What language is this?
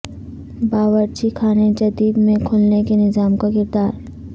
Urdu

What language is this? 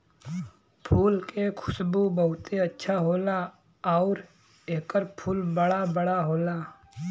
Bhojpuri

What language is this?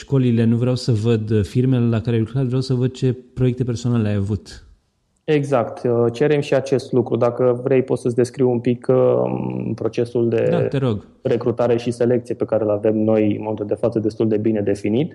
Romanian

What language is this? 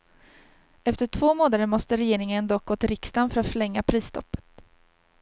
Swedish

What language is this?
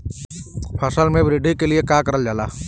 Bhojpuri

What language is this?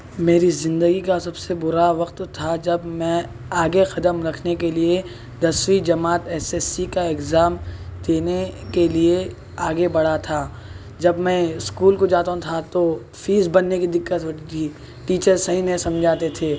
Urdu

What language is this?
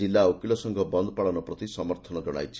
Odia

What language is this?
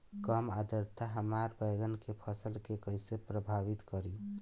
Bhojpuri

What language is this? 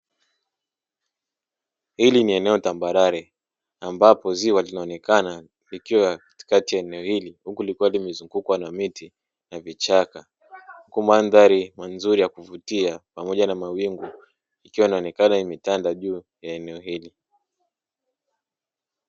Swahili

